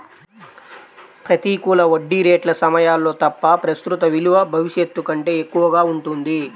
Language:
Telugu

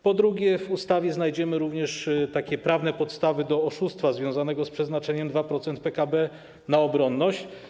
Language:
Polish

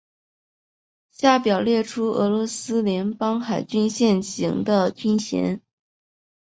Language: Chinese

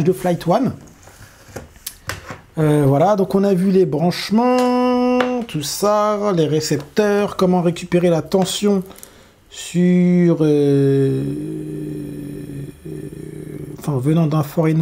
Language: French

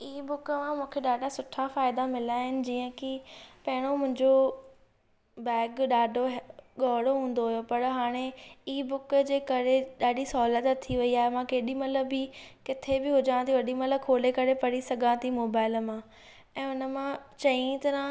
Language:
Sindhi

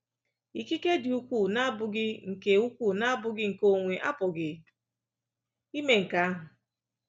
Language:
Igbo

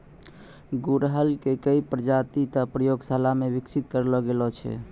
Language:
Maithili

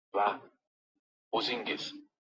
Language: Uzbek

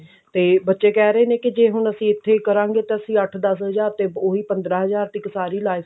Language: Punjabi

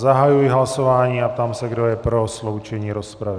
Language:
Czech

